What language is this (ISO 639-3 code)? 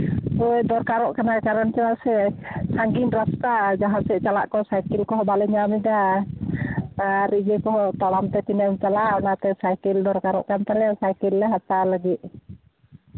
sat